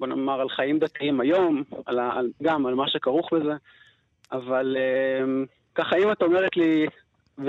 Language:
Hebrew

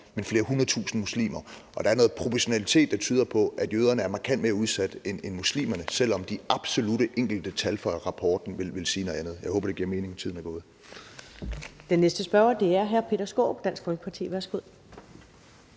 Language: Danish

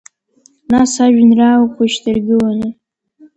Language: Abkhazian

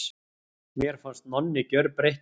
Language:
Icelandic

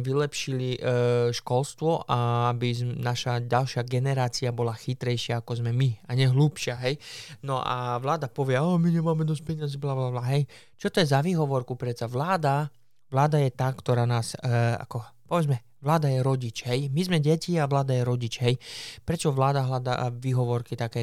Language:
Slovak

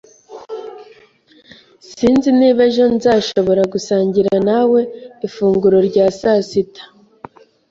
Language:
Kinyarwanda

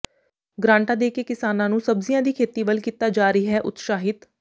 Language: Punjabi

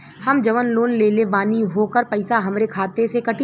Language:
Bhojpuri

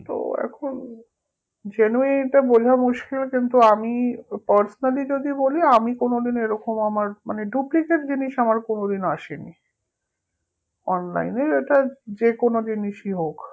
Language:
Bangla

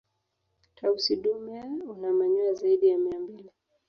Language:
Swahili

